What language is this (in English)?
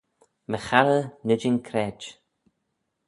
Manx